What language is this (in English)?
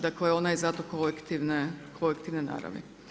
Croatian